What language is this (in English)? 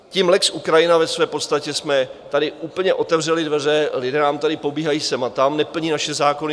Czech